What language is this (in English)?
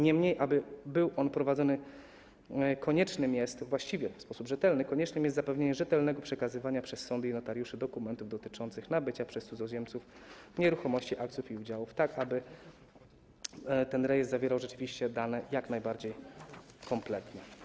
Polish